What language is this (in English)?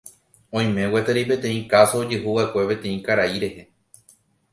Guarani